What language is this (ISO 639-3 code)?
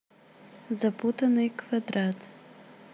rus